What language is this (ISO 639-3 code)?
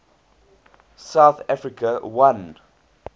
eng